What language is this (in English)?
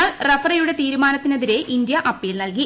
Malayalam